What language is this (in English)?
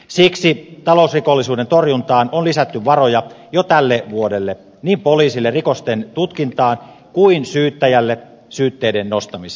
Finnish